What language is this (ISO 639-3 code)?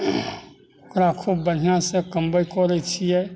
mai